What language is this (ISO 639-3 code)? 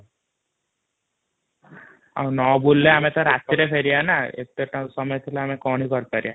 ori